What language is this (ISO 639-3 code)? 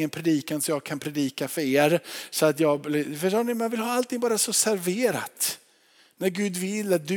swe